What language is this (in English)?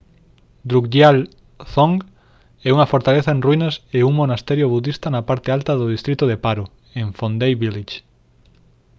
Galician